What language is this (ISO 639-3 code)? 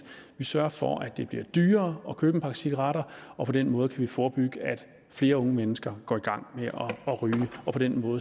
dan